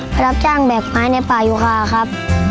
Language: Thai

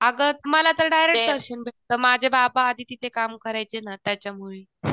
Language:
Marathi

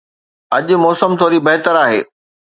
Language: Sindhi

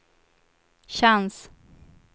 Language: Swedish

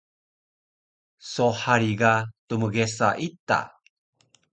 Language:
Taroko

